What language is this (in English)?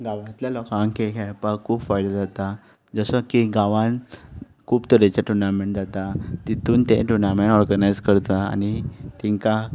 Konkani